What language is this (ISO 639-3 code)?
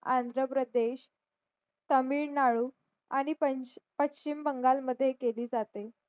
mar